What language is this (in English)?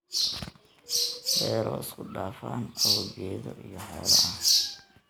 Somali